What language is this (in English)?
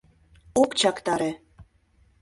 Mari